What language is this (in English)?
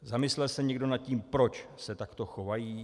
Czech